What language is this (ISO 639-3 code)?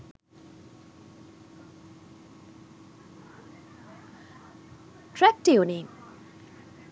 sin